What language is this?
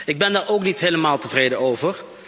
Dutch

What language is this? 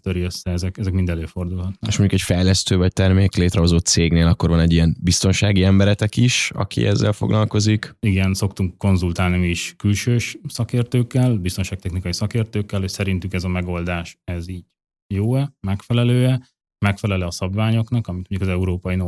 Hungarian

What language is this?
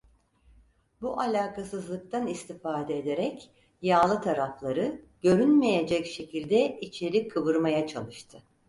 Turkish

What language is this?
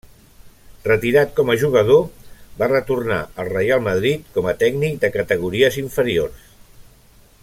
Catalan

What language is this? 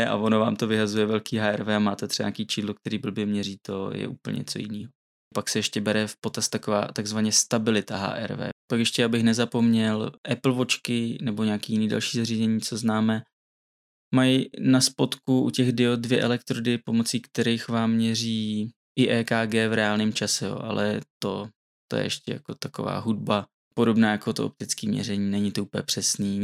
Czech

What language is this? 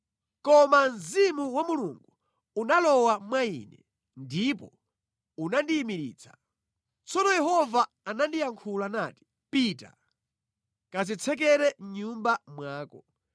Nyanja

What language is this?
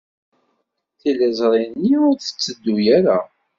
Kabyle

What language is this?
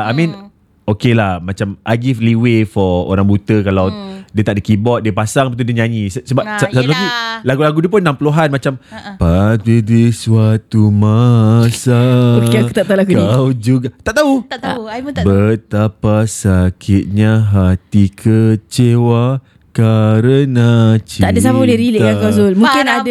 Malay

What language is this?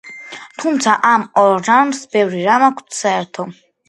Georgian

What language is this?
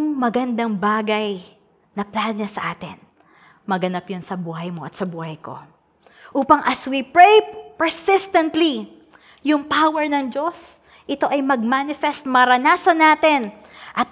Filipino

